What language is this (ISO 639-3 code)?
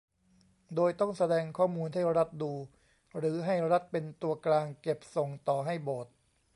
tha